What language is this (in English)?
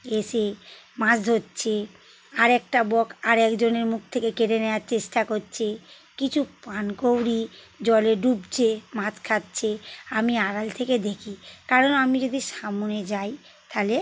Bangla